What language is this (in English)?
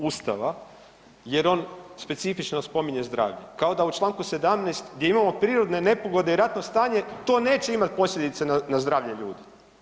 Croatian